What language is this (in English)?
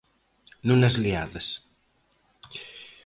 Galician